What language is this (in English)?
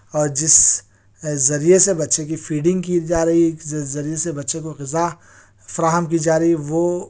Urdu